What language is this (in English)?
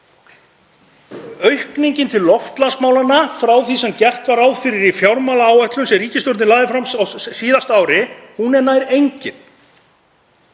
Icelandic